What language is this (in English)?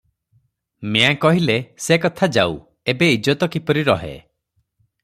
Odia